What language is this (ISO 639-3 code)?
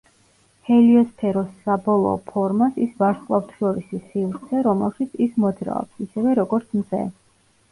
kat